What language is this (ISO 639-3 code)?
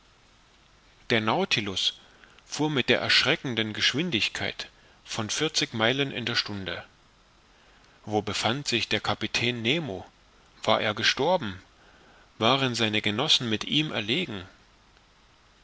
deu